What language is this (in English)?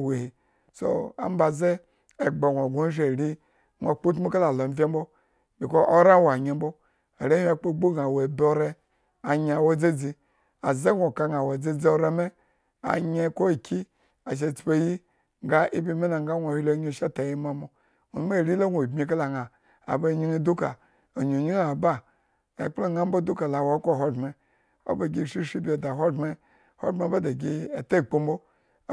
Eggon